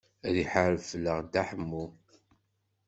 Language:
Kabyle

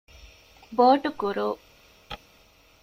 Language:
Divehi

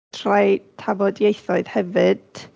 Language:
Welsh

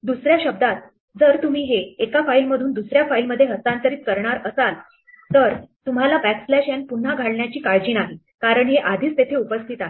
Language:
Marathi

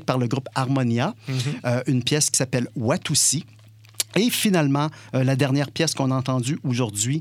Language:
French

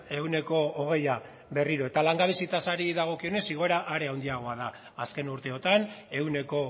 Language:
Basque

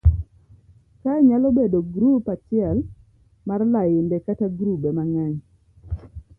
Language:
Luo (Kenya and Tanzania)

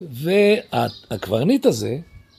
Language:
Hebrew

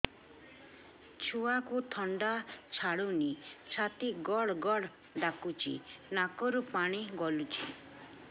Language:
Odia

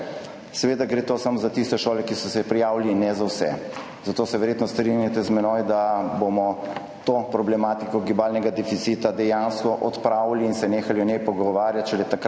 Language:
Slovenian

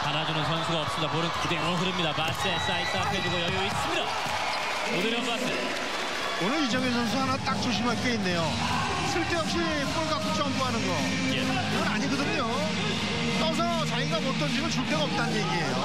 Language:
Korean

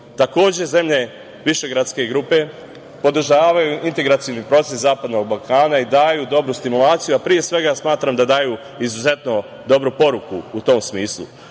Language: Serbian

